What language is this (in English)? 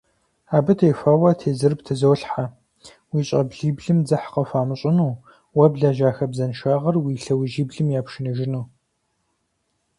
Kabardian